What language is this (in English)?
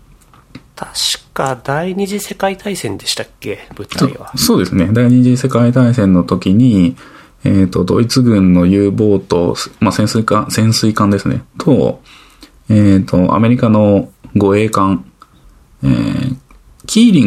Japanese